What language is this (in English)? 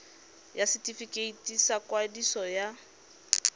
Tswana